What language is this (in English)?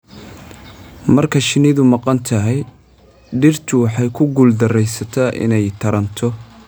Somali